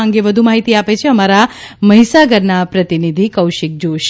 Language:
Gujarati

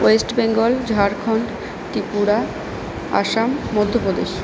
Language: Bangla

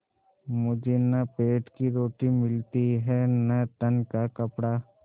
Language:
Hindi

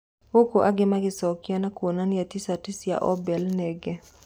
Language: Kikuyu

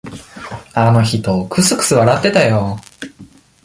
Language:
Japanese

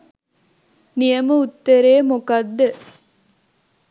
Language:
Sinhala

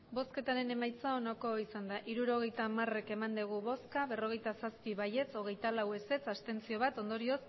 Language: Basque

